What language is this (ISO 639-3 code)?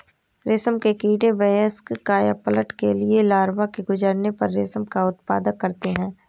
hin